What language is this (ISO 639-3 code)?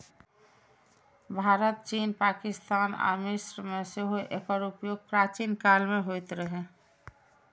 mai